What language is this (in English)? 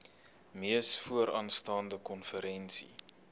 Afrikaans